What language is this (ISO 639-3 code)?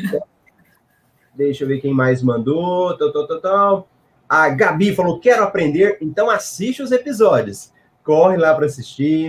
por